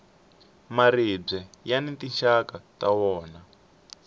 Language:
Tsonga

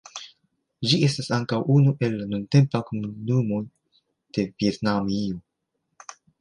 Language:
Esperanto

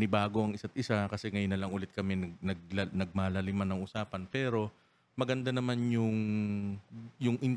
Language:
Filipino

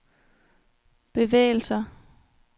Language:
Danish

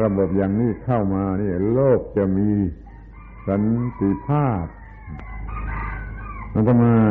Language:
Thai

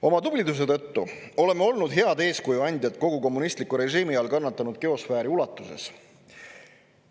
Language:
Estonian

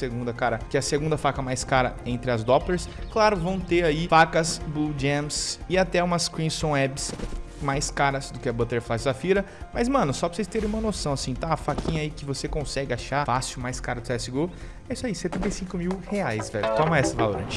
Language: Portuguese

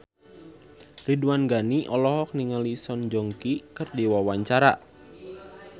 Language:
Sundanese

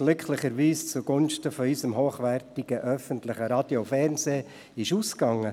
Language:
Swiss German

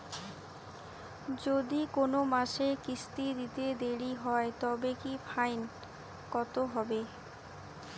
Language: Bangla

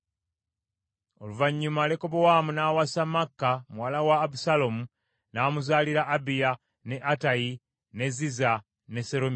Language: Ganda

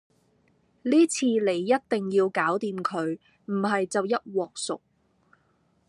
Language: Cantonese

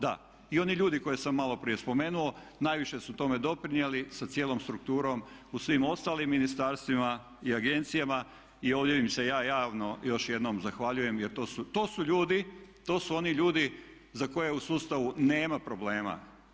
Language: Croatian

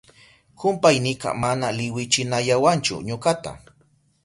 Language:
Southern Pastaza Quechua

